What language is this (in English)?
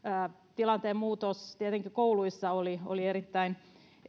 Finnish